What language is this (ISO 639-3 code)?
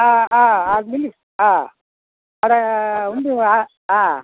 tel